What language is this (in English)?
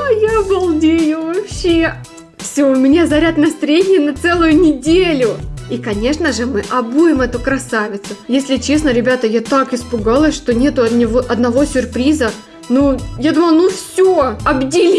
Russian